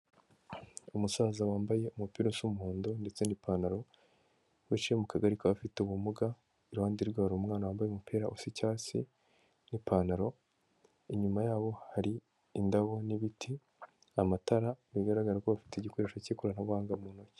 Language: Kinyarwanda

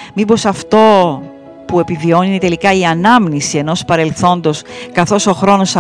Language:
Greek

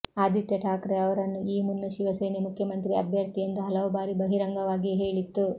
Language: Kannada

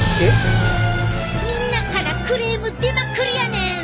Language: Japanese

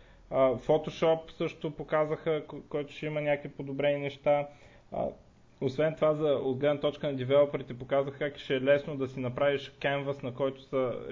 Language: Bulgarian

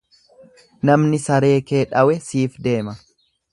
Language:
Oromo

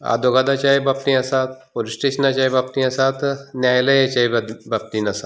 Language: Konkani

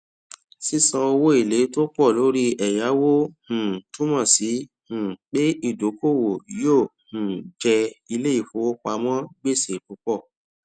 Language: Yoruba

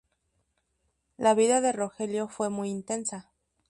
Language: Spanish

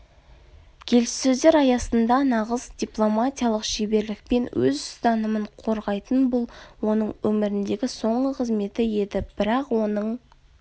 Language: Kazakh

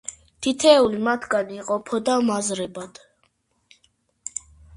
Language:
Georgian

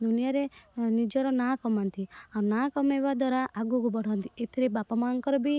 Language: Odia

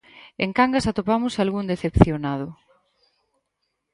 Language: Galician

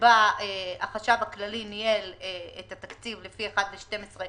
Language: Hebrew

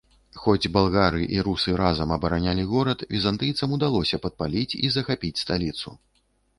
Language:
Belarusian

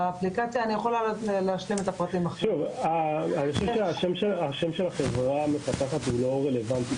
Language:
Hebrew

